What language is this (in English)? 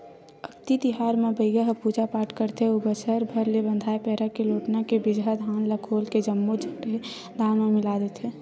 Chhattisgarhi